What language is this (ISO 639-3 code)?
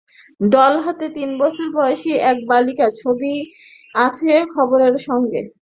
ben